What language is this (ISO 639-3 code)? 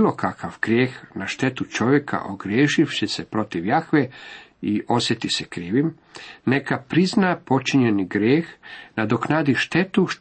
hrv